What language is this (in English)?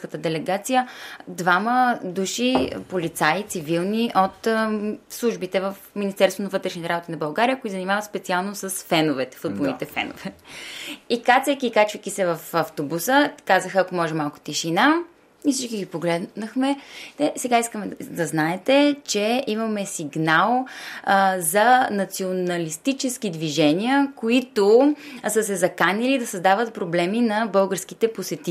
Bulgarian